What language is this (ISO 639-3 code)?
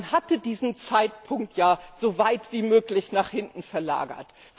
deu